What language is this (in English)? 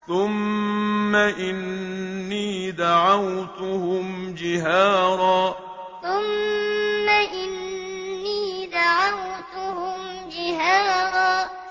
Arabic